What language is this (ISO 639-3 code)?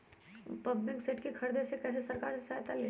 mag